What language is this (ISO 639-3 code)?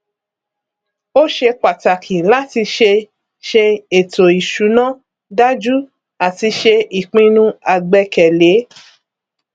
yor